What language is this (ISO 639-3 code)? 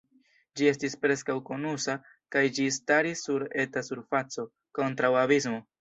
epo